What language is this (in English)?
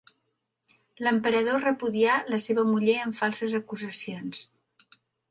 Catalan